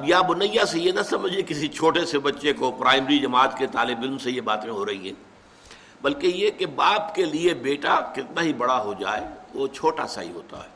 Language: Urdu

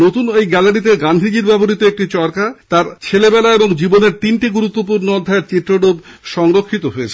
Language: Bangla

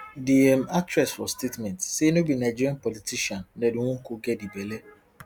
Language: Nigerian Pidgin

